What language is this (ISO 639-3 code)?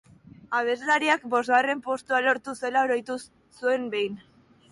eus